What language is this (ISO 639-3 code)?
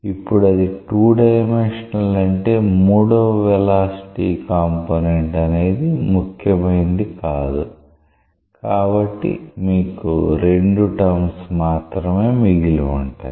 tel